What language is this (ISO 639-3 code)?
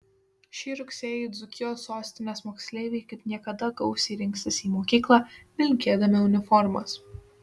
lit